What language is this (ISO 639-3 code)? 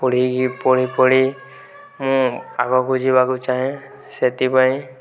ori